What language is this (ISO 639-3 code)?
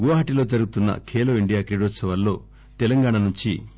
tel